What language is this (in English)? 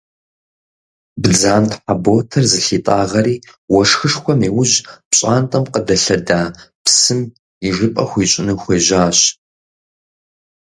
Kabardian